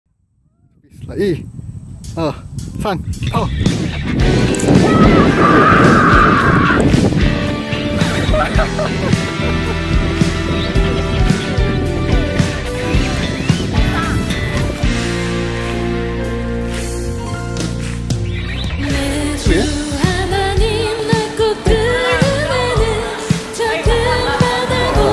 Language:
Korean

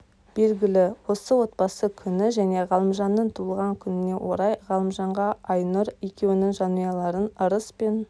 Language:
Kazakh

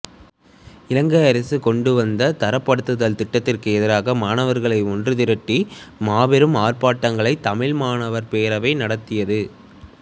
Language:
Tamil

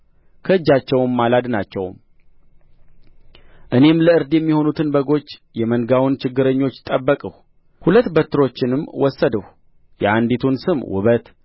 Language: Amharic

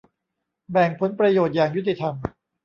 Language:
Thai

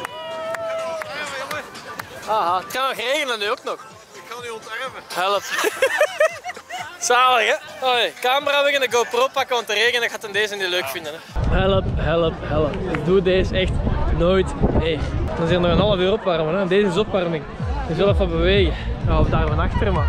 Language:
Dutch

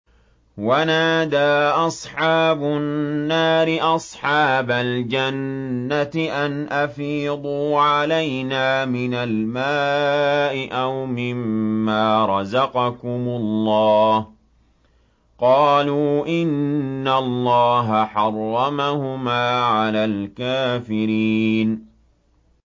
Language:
Arabic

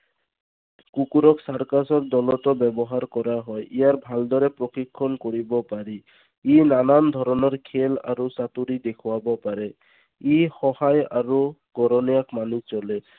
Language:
Assamese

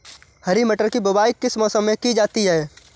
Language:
Hindi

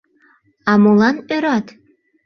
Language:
Mari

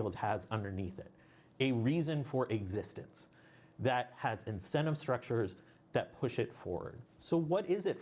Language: English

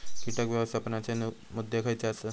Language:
Marathi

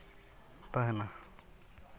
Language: Santali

